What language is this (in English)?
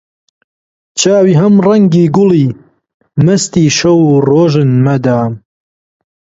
Central Kurdish